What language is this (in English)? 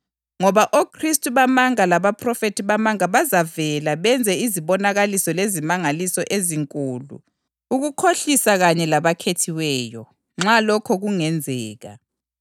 North Ndebele